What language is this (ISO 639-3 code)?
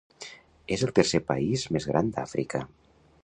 cat